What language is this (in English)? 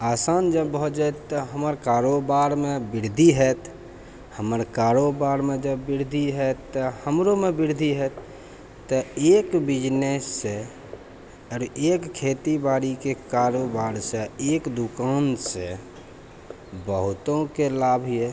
Maithili